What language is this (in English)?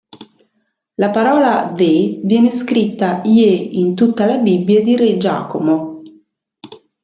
Italian